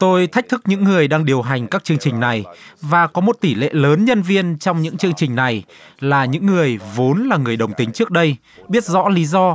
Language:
Vietnamese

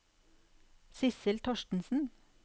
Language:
Norwegian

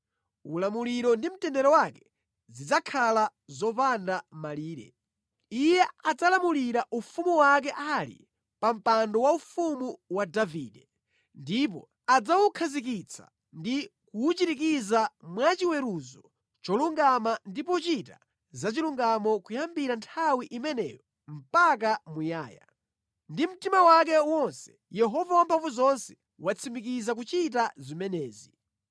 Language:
Nyanja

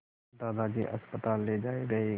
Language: Hindi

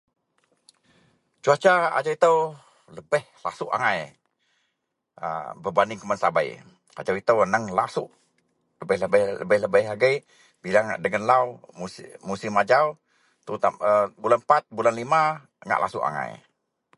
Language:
Central Melanau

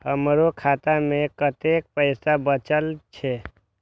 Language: Maithili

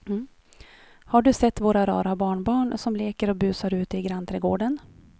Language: Swedish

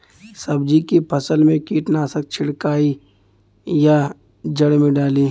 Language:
Bhojpuri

